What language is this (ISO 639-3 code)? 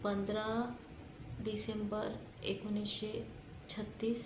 mar